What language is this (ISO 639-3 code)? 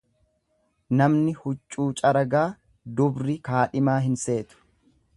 orm